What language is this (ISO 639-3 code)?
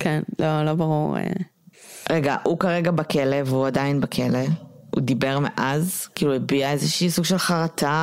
heb